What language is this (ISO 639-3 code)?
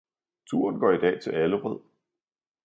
dan